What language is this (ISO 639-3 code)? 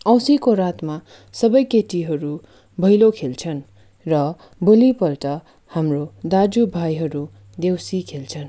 nep